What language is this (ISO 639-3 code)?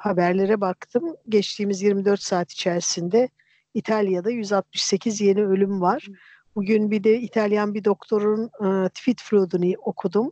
tur